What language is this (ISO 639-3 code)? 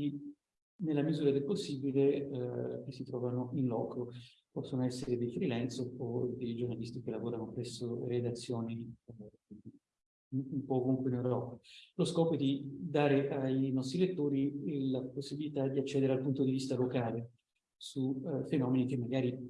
ita